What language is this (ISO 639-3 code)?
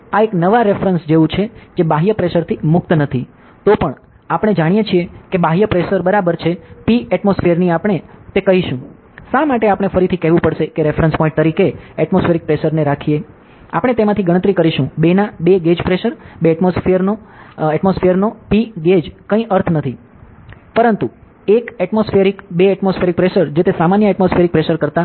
guj